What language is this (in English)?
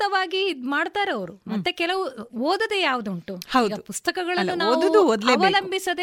Kannada